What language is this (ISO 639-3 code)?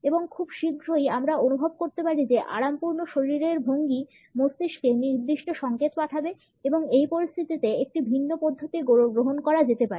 ben